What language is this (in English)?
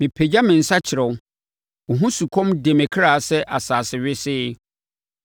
Akan